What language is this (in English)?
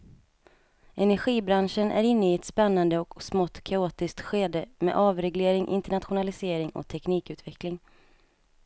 Swedish